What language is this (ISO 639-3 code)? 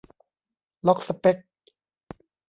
tha